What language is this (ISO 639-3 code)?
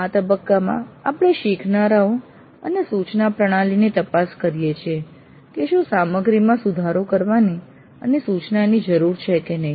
guj